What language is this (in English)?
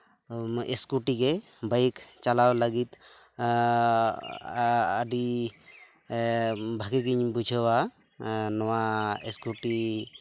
Santali